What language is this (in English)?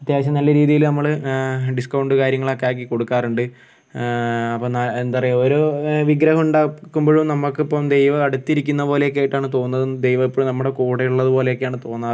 Malayalam